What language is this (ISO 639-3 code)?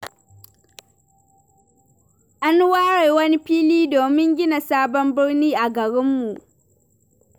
hau